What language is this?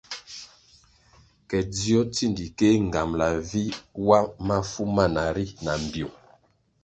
Kwasio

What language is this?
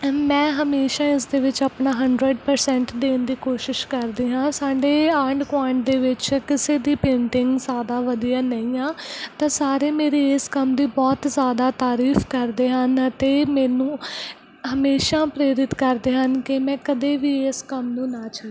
Punjabi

